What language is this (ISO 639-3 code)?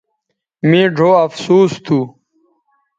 btv